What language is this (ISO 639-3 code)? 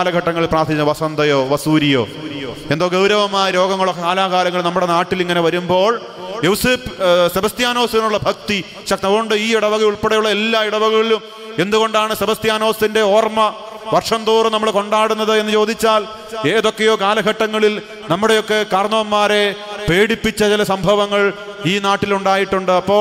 hin